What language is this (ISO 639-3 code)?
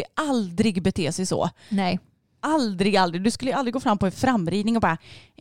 swe